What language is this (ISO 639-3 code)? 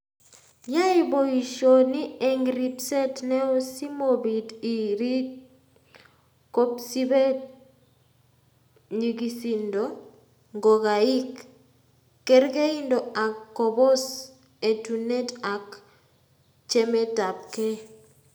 kln